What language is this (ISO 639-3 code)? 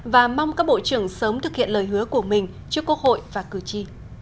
vie